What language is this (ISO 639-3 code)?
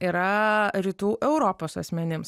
lit